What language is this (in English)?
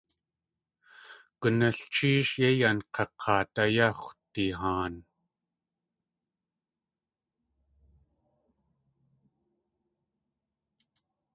Tlingit